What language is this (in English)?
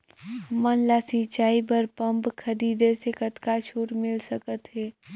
Chhattisgarhi